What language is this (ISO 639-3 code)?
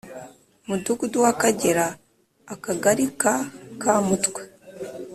kin